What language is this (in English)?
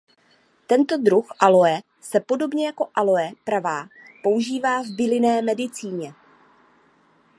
Czech